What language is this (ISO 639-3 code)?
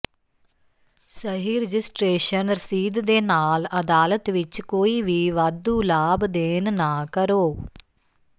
pan